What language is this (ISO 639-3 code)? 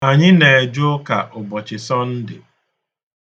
ibo